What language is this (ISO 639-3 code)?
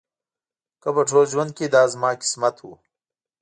pus